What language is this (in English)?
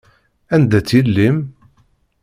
Kabyle